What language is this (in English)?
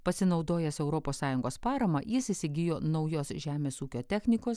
Lithuanian